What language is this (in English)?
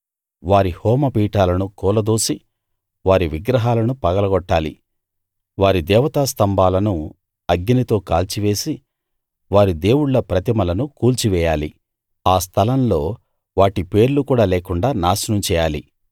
Telugu